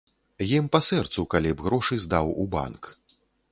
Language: Belarusian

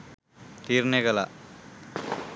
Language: Sinhala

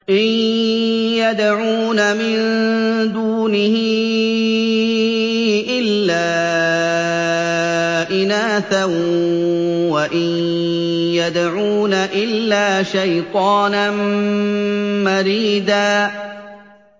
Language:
Arabic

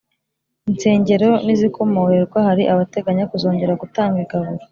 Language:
Kinyarwanda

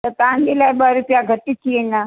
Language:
Sindhi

